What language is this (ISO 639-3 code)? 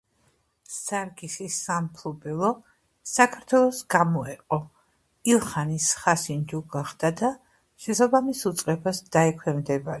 kat